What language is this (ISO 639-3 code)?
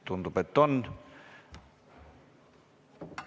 est